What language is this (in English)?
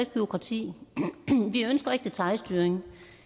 Danish